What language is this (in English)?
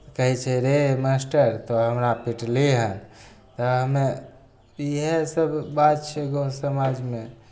Maithili